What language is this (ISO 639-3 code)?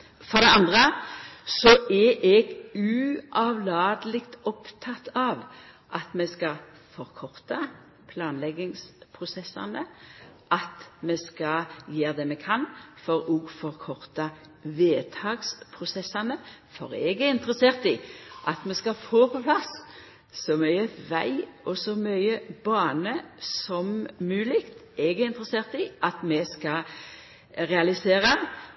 nno